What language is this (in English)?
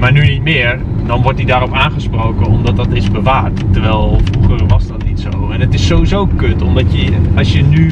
Dutch